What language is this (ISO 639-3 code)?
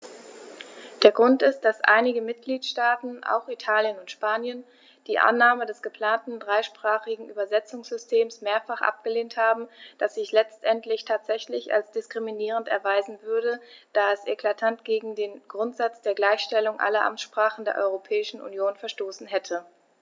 deu